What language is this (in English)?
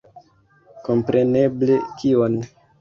Esperanto